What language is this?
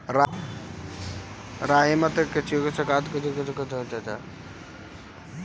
Bhojpuri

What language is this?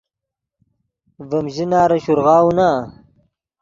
Yidgha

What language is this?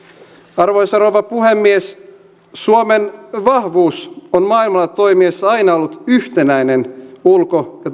Finnish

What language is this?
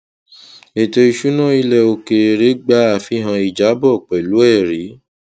Yoruba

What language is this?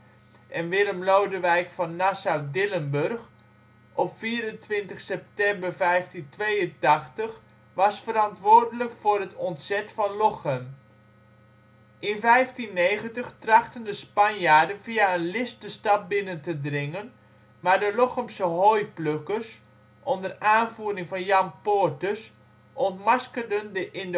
Dutch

